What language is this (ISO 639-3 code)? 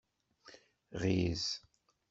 kab